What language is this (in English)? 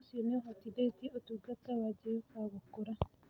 Kikuyu